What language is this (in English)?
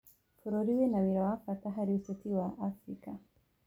Kikuyu